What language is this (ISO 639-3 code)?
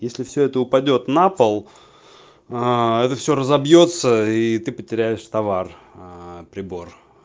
rus